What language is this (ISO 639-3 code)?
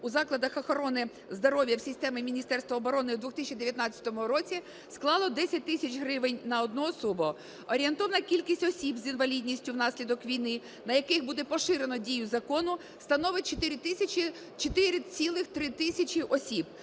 ukr